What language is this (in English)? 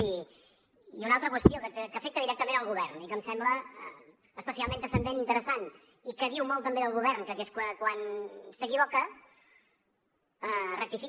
Catalan